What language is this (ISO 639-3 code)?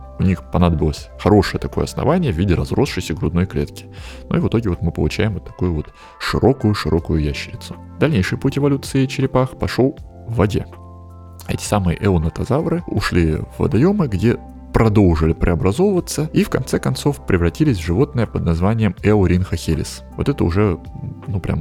rus